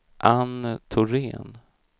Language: Swedish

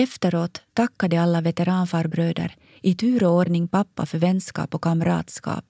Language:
Swedish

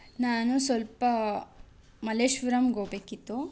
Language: Kannada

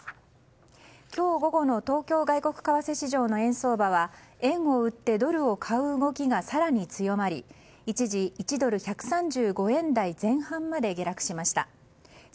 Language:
Japanese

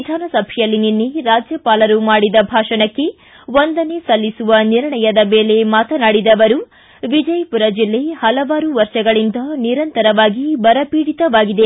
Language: Kannada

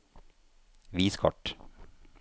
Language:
Norwegian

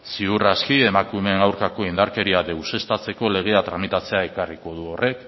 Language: Basque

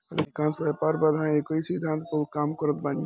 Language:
Bhojpuri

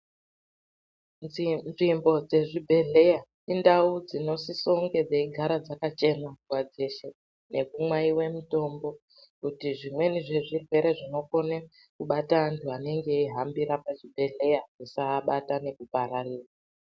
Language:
Ndau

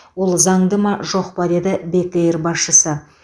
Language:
Kazakh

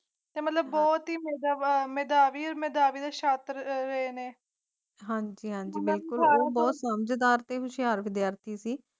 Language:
Punjabi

